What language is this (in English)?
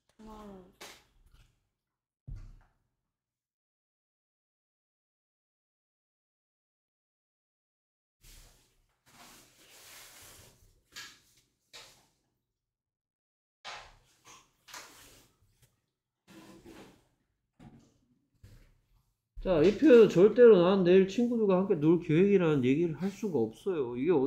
Korean